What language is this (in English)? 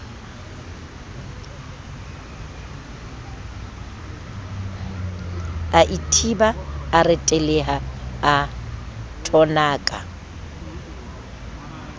Southern Sotho